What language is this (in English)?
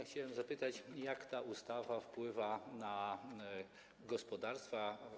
Polish